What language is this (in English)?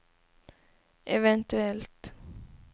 Swedish